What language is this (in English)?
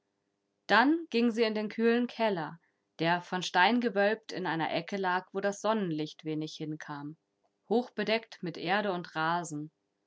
German